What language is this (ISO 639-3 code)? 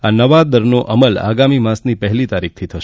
guj